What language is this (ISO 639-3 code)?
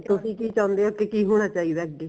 pan